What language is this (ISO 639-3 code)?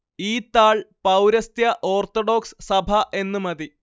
mal